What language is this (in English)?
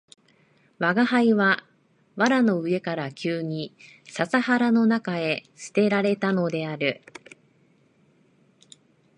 Japanese